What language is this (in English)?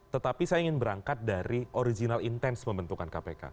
Indonesian